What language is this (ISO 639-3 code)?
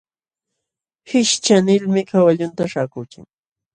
qxw